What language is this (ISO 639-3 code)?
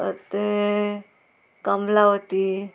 kok